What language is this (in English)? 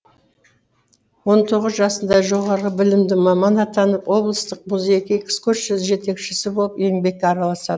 Kazakh